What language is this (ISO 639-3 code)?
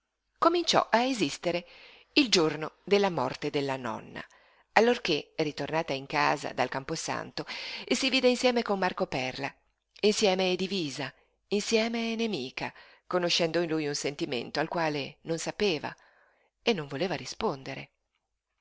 ita